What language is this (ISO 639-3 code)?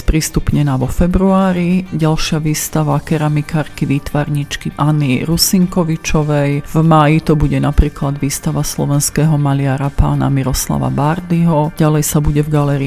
slk